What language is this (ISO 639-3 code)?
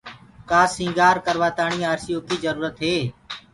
ggg